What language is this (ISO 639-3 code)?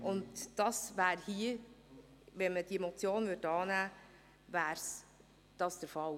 gsw